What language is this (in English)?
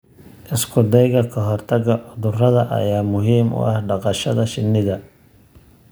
Somali